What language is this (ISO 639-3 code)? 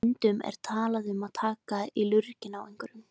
isl